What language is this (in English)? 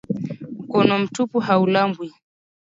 Swahili